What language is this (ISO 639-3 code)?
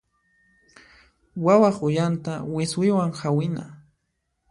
qxp